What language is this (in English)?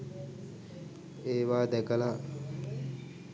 Sinhala